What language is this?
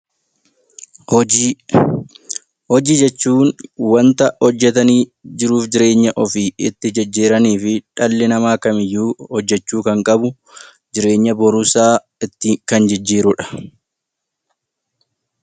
Oromo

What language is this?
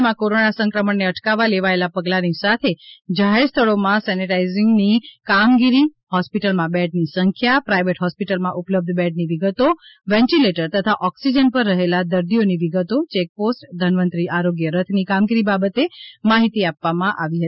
Gujarati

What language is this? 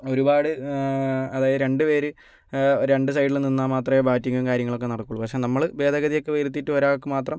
Malayalam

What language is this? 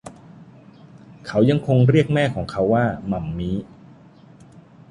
Thai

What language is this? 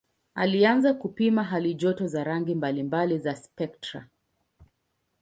Swahili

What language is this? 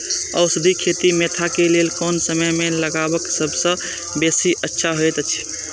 Maithili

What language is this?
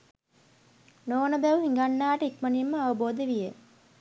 Sinhala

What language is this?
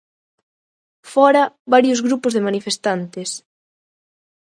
Galician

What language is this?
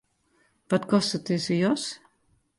Western Frisian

